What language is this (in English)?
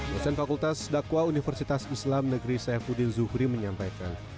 Indonesian